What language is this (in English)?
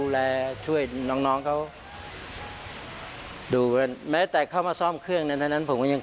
Thai